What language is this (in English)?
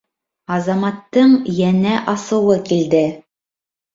Bashkir